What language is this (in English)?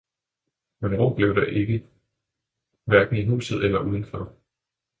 Danish